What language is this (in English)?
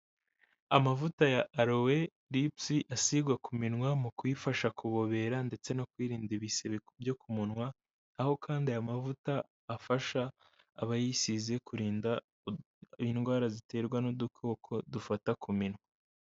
Kinyarwanda